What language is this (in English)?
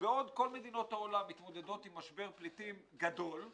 Hebrew